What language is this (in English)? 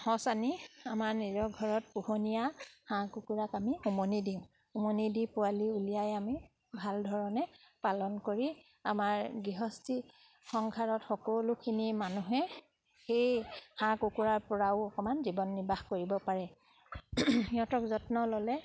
Assamese